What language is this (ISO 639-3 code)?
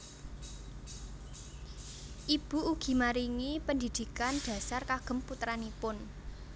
jav